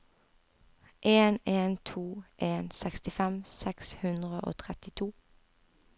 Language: Norwegian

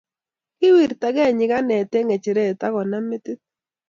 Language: Kalenjin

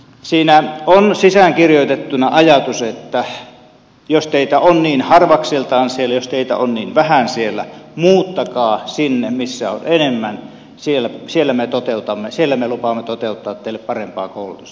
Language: Finnish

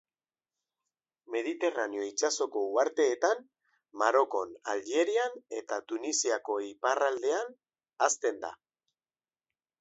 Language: Basque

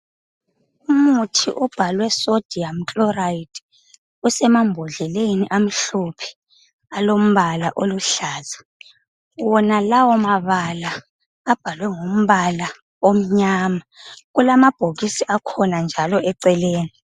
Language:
North Ndebele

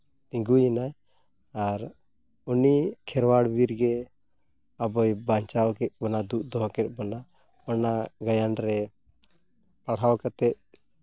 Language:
Santali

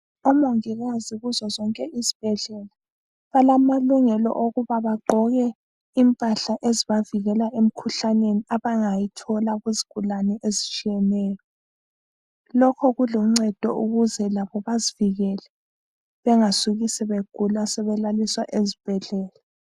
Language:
North Ndebele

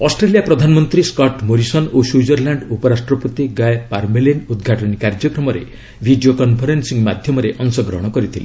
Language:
Odia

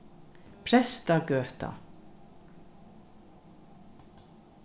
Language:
Faroese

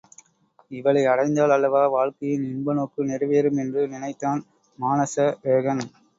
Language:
Tamil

